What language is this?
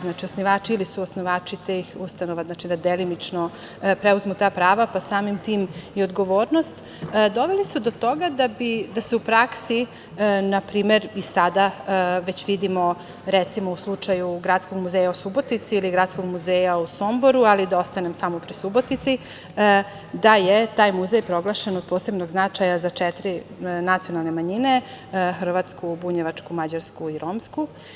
Serbian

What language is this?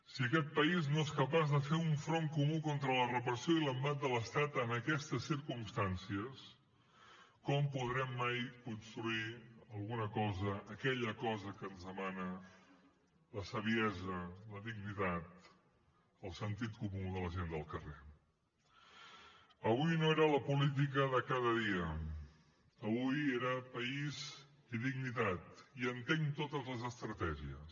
Catalan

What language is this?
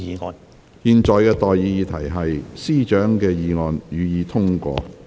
Cantonese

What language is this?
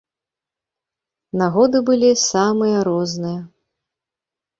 Belarusian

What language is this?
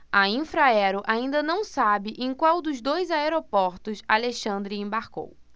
Portuguese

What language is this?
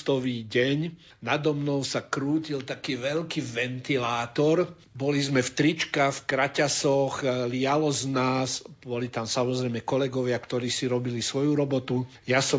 Slovak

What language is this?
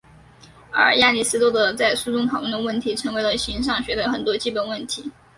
Chinese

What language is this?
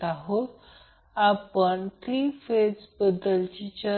Marathi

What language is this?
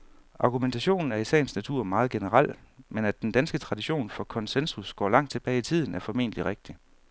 Danish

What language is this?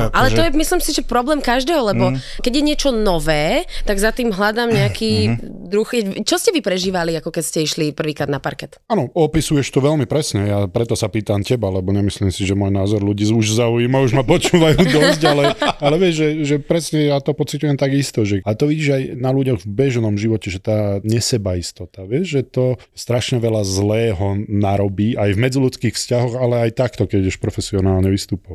Slovak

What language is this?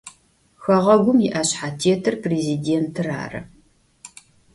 Adyghe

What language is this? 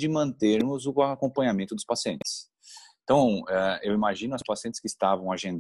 Portuguese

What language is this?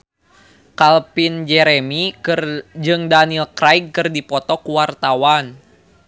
Sundanese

